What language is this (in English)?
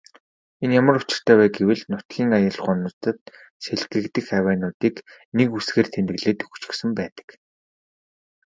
Mongolian